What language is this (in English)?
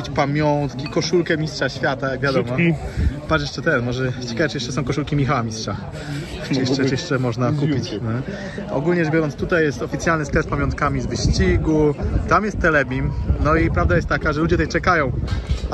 Polish